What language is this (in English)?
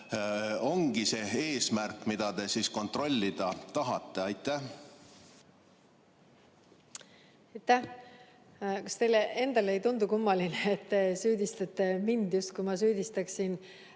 Estonian